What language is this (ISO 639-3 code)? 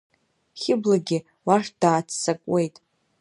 abk